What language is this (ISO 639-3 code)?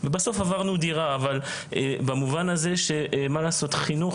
heb